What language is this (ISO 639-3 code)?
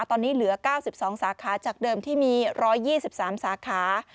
tha